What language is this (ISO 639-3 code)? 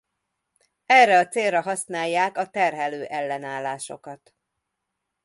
hun